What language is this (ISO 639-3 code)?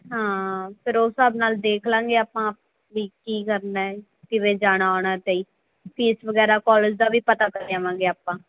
pan